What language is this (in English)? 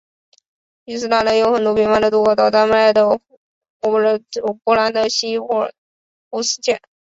Chinese